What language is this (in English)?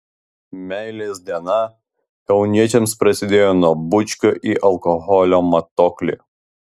Lithuanian